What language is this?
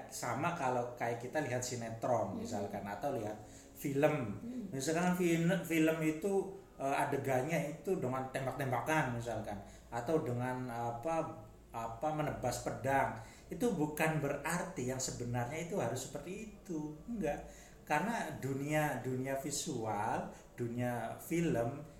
Indonesian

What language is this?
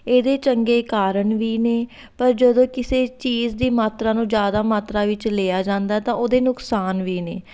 Punjabi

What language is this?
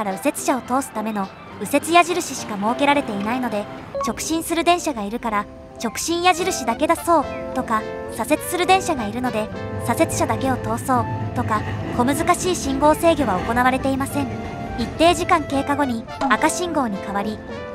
Japanese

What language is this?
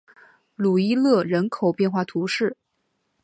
Chinese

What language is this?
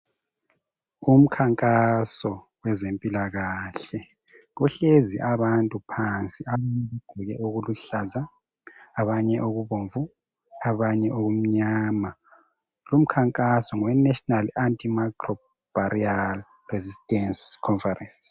North Ndebele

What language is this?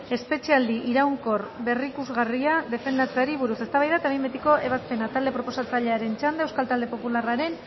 Basque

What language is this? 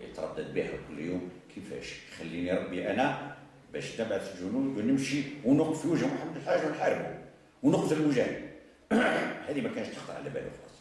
Arabic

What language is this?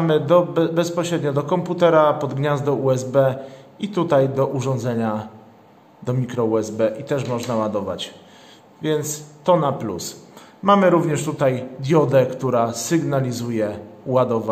Polish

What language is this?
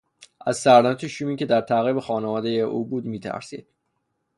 Persian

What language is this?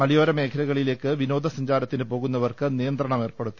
Malayalam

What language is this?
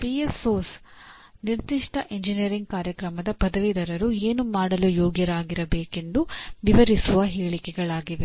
Kannada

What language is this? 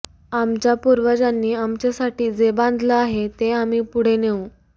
Marathi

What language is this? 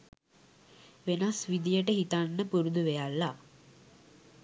Sinhala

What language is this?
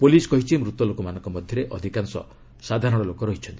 Odia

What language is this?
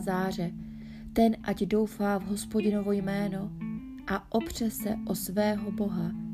Czech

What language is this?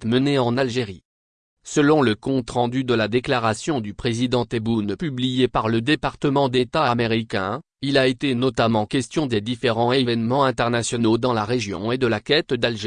French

